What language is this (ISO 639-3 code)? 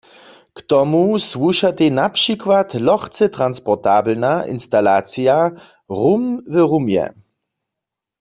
hsb